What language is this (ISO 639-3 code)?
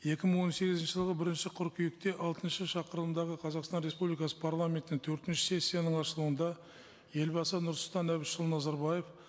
kaz